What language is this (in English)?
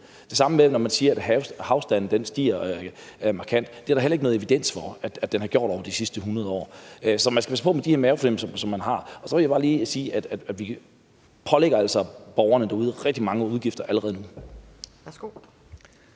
Danish